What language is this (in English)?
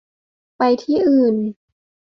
Thai